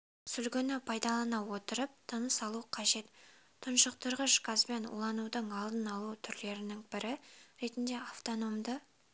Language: Kazakh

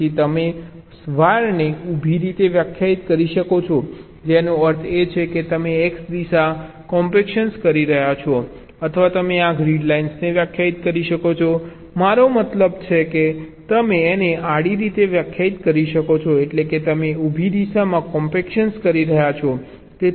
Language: Gujarati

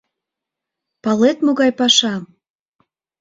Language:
Mari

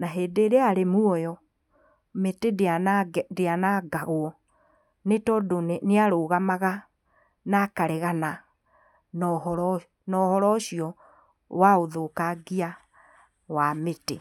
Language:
Kikuyu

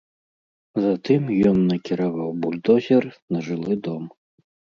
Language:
Belarusian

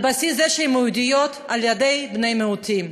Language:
Hebrew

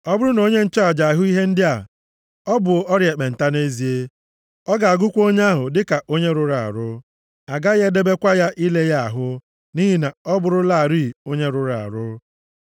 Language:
Igbo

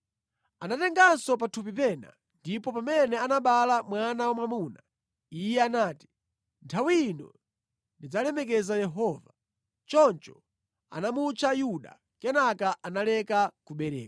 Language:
Nyanja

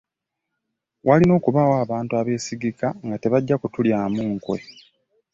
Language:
Ganda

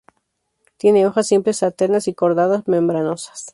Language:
Spanish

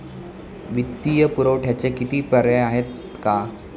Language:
Marathi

